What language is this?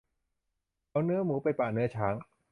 Thai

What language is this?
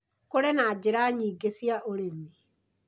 Kikuyu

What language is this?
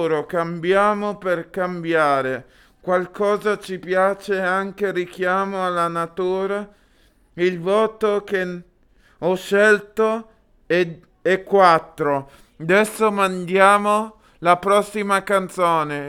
Italian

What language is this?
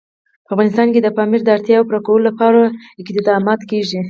Pashto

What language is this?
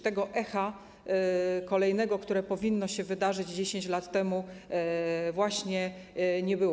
Polish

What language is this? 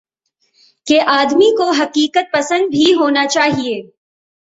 Urdu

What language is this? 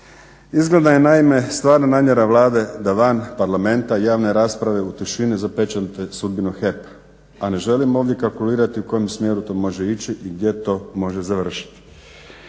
Croatian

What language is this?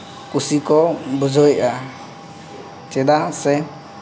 Santali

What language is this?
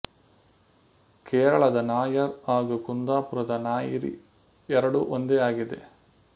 Kannada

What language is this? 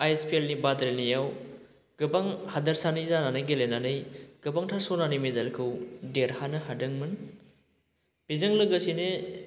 Bodo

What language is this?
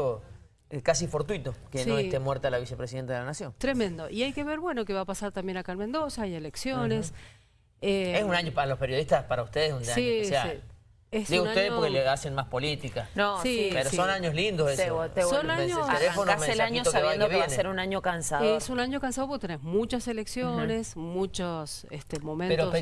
Spanish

